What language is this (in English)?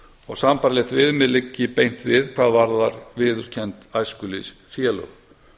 Icelandic